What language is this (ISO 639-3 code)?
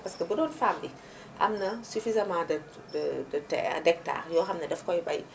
wol